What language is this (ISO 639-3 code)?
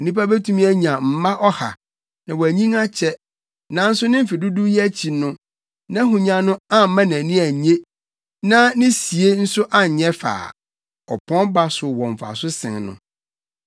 aka